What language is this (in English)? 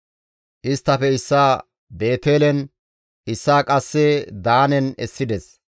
Gamo